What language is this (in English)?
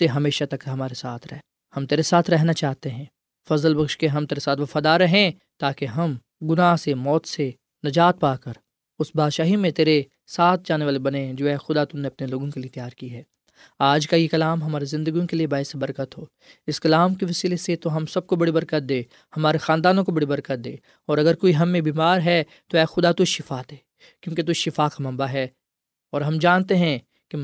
Urdu